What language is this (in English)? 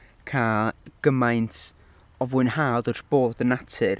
Welsh